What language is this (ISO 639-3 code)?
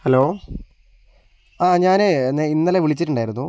mal